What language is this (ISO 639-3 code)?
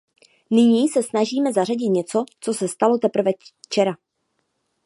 ces